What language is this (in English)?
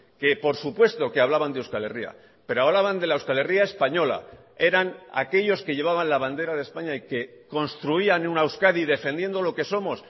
Spanish